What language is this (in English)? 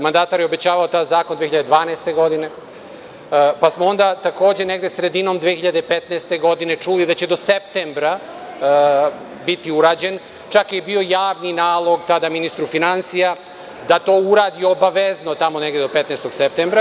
Serbian